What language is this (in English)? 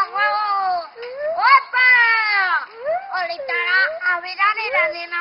Spanish